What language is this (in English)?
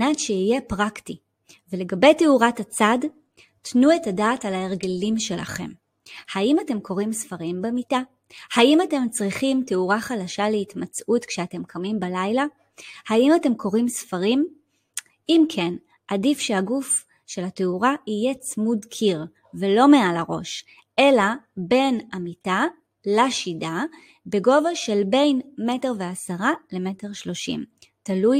Hebrew